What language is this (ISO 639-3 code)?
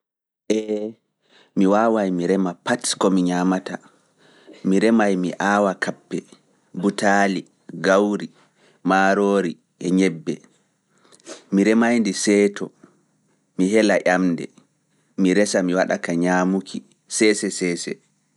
ful